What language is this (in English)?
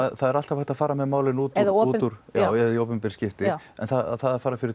Icelandic